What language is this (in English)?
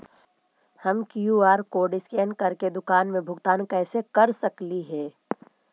Magahi